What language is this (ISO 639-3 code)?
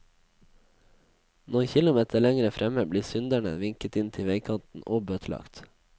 nor